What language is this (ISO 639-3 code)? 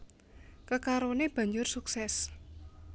jav